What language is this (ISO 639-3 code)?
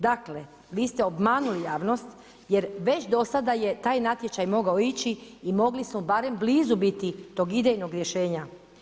hrv